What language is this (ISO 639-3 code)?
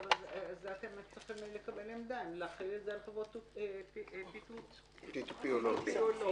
heb